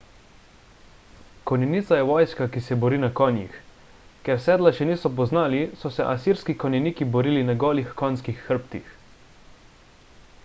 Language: Slovenian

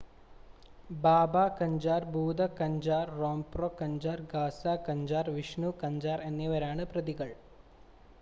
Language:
Malayalam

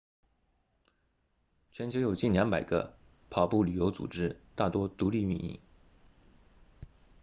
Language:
Chinese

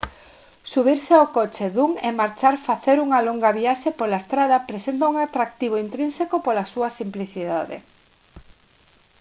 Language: Galician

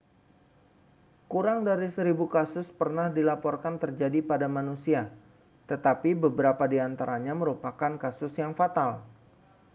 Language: Indonesian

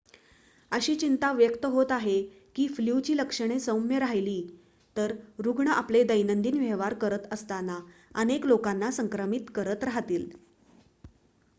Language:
Marathi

